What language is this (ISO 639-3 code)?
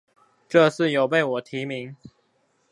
zho